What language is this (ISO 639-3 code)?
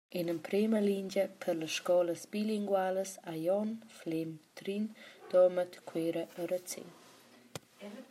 roh